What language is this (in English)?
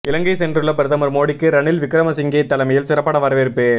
Tamil